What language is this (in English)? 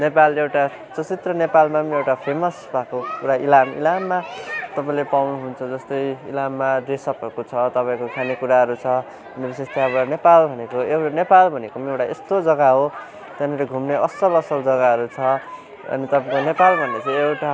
Nepali